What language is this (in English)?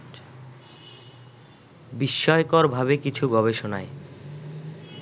Bangla